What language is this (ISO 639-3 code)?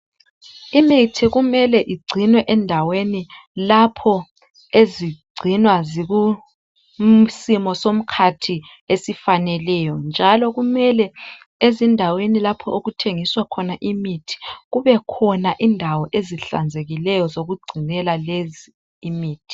nde